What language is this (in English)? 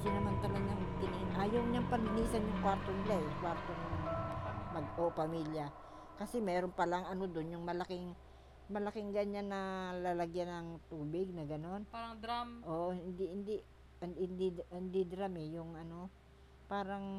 Filipino